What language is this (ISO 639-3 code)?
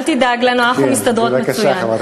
heb